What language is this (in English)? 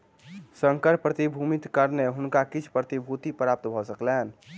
Maithili